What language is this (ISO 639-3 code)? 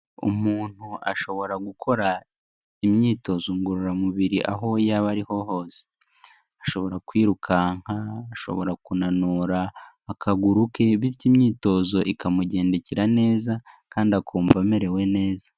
kin